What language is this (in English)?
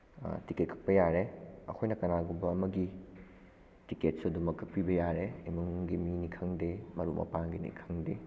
Manipuri